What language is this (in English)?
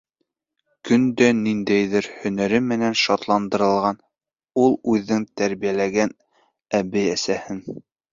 Bashkir